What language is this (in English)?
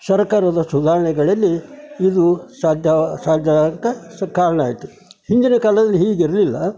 Kannada